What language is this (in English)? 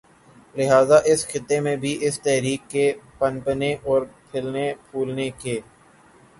Urdu